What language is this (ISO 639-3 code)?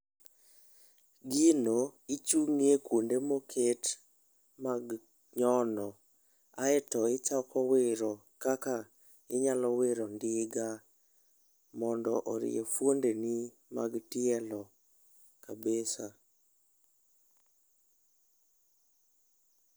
luo